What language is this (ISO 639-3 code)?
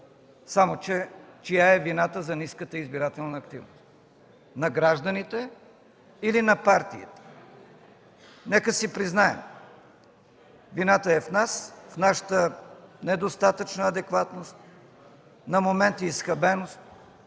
bul